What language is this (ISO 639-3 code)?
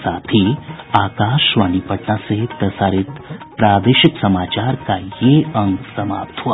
hin